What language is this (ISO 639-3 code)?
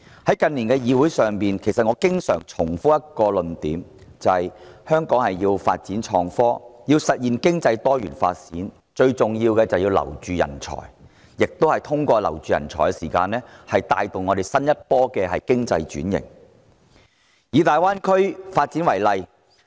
yue